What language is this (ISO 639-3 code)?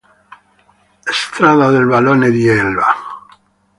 ita